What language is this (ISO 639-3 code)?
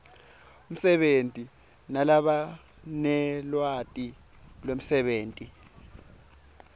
ssw